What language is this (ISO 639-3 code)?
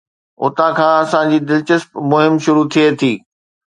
snd